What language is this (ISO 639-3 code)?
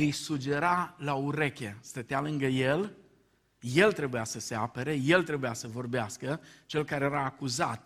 ron